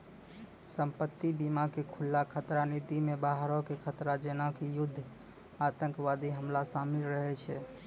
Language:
Maithili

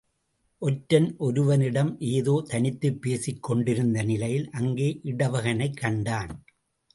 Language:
Tamil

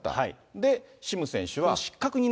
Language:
Japanese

